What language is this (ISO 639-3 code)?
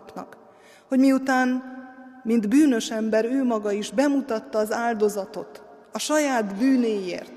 hun